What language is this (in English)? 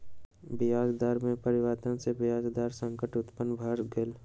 Maithili